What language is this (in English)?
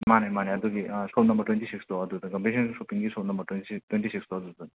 Manipuri